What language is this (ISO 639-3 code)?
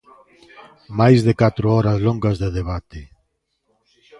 glg